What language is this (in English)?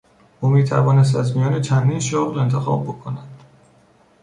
Persian